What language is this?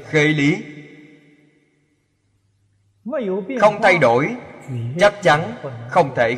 Vietnamese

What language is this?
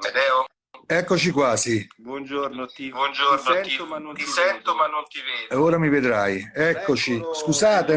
Italian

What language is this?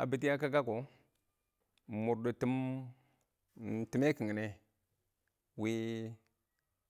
Awak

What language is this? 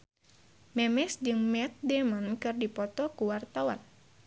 Sundanese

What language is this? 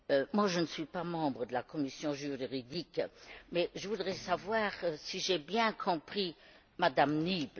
French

